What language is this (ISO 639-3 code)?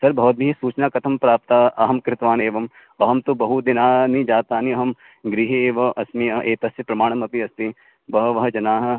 san